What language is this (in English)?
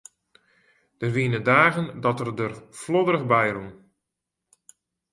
Western Frisian